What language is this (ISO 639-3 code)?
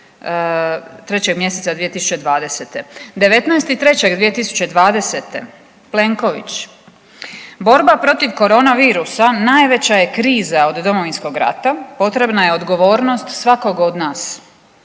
hrv